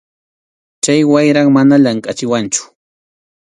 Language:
Arequipa-La Unión Quechua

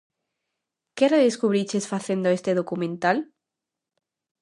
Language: Galician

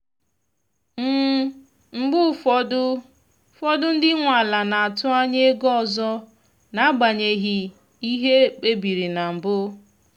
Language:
Igbo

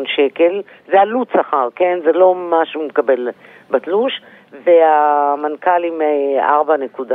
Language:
Hebrew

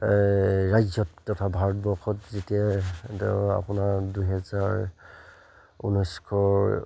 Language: Assamese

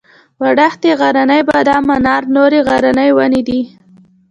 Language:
Pashto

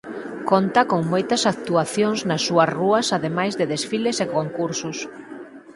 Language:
Galician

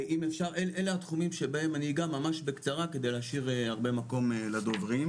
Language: Hebrew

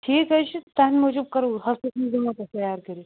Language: Kashmiri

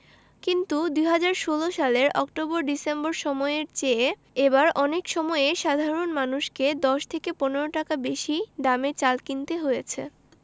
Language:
Bangla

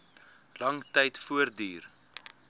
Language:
Afrikaans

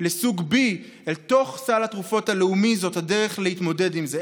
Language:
Hebrew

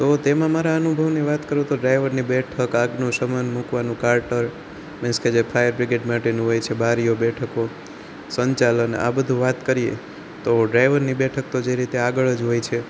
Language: Gujarati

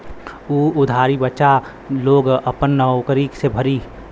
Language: Bhojpuri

